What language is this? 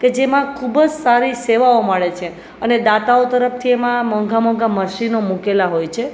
Gujarati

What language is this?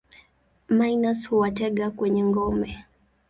Swahili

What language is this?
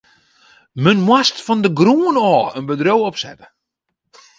Western Frisian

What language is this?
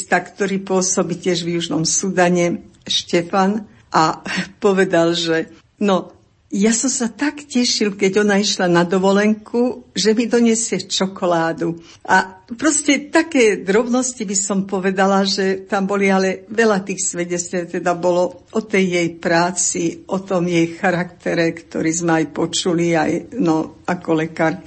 Slovak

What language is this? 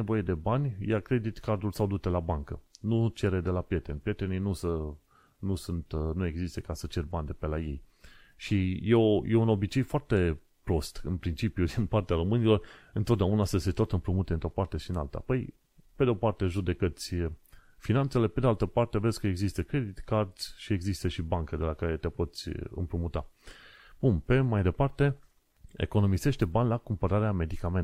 Romanian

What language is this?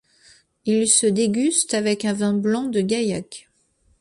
French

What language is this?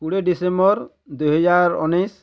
Odia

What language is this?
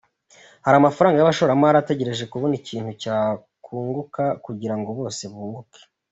Kinyarwanda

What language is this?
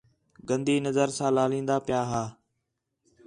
Khetrani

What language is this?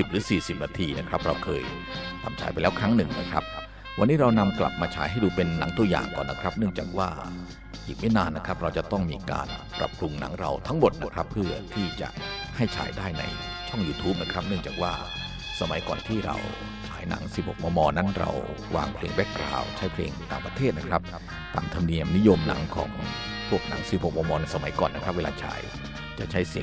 Thai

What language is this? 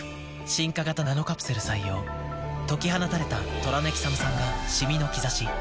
Japanese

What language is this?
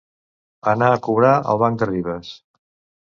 Catalan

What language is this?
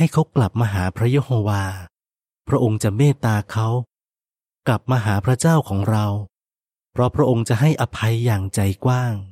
Thai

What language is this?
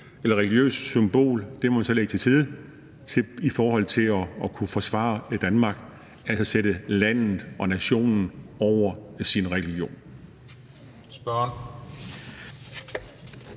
Danish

